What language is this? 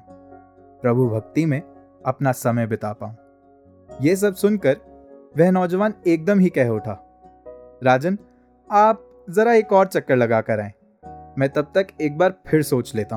Hindi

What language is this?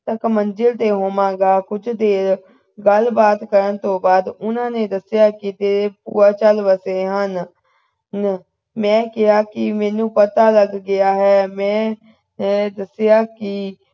Punjabi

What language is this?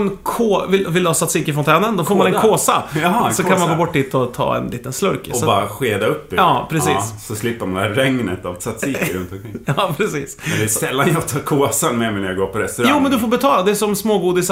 Swedish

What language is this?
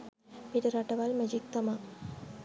Sinhala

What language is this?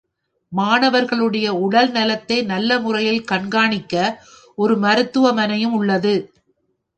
Tamil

